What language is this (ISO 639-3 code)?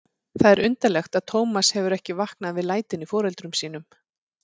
isl